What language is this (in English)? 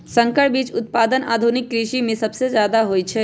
Magahi